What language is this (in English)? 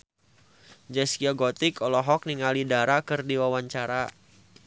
Sundanese